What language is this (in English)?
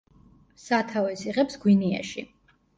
Georgian